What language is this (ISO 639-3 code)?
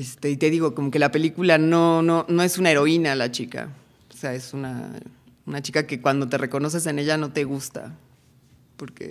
spa